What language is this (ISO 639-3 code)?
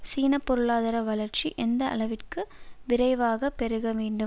tam